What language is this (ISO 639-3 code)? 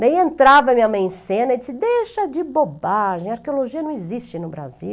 por